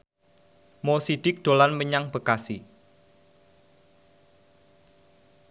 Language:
Javanese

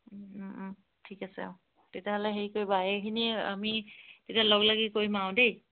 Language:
Assamese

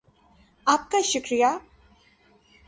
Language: Urdu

